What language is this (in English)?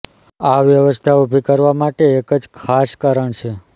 Gujarati